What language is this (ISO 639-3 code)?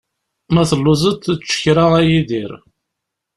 kab